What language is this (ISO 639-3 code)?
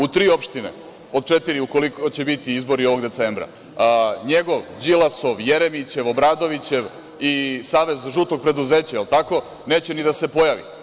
srp